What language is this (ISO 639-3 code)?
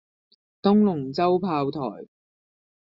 yue